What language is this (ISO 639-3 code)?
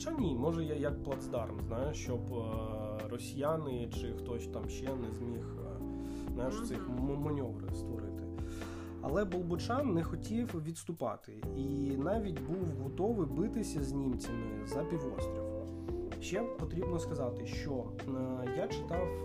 ukr